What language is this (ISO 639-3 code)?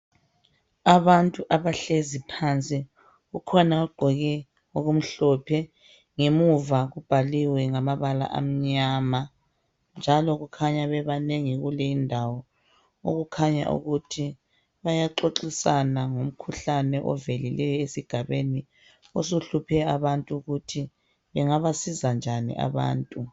nde